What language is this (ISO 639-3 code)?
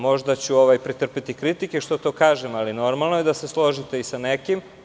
srp